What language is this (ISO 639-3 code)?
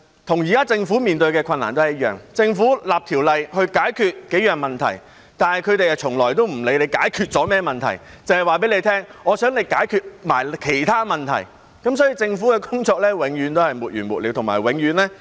yue